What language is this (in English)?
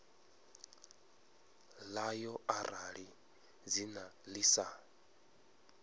Venda